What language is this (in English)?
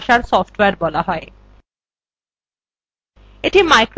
Bangla